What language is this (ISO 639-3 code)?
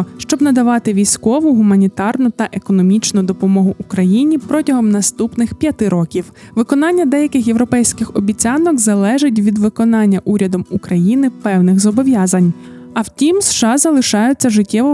ukr